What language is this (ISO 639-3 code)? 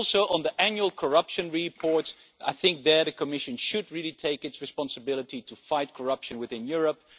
eng